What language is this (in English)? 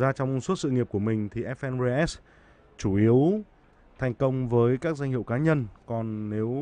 Vietnamese